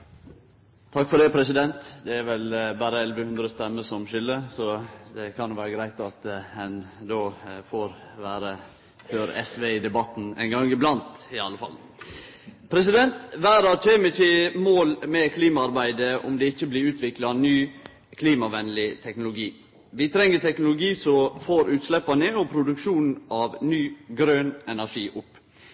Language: Norwegian Nynorsk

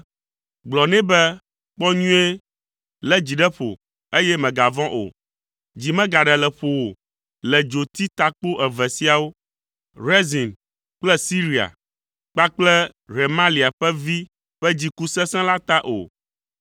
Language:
Ewe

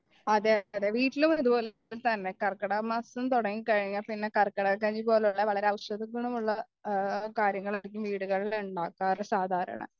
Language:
Malayalam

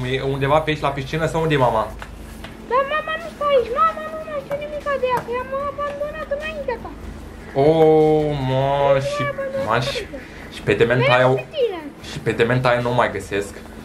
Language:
Romanian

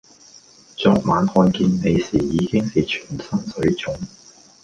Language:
Cantonese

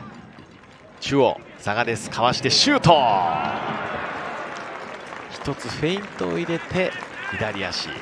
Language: Japanese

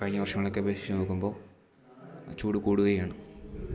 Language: Malayalam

